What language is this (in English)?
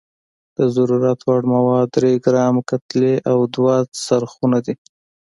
Pashto